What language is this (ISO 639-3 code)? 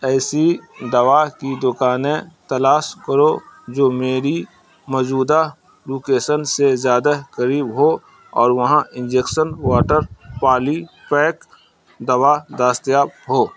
urd